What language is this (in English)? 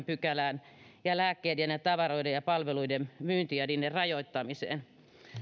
Finnish